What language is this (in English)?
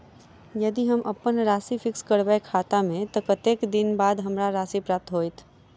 Maithili